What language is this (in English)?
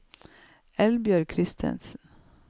Norwegian